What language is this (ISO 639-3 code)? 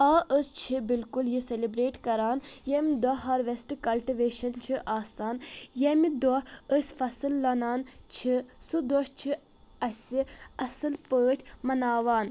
kas